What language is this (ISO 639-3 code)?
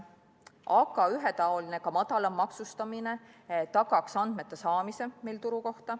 est